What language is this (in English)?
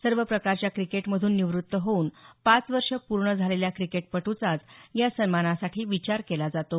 Marathi